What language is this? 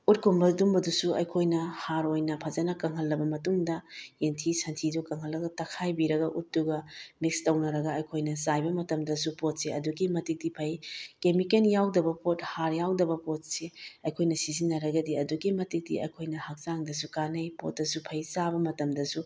Manipuri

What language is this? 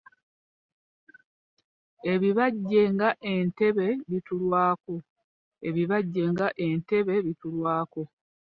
Ganda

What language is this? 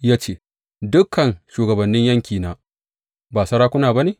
Hausa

